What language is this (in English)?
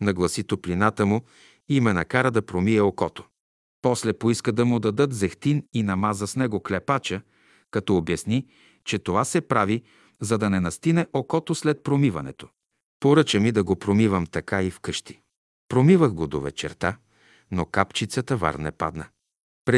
Bulgarian